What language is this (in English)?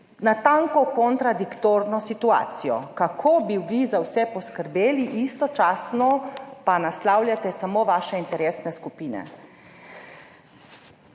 Slovenian